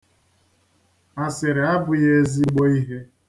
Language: Igbo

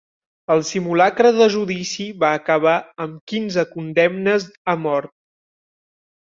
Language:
Catalan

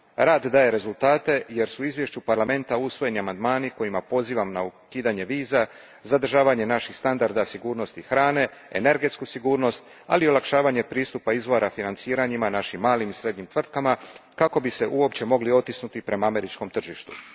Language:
Croatian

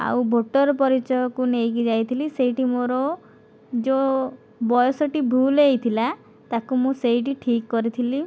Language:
Odia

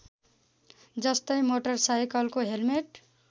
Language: Nepali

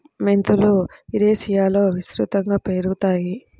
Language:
Telugu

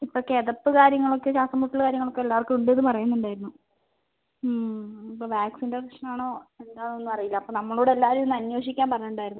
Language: Malayalam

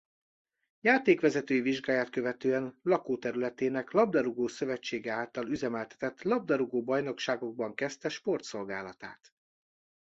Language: Hungarian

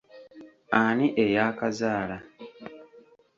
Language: Ganda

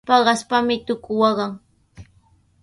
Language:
Sihuas Ancash Quechua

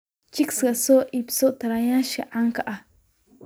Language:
Somali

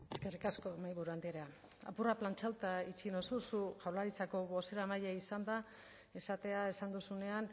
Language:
Basque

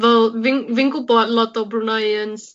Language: Welsh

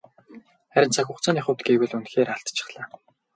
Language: Mongolian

